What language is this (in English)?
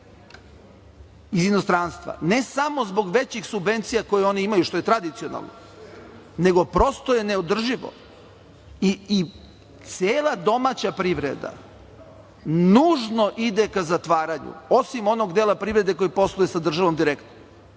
Serbian